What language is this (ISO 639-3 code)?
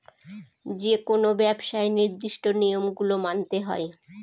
ben